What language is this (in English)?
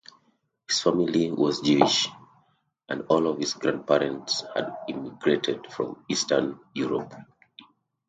English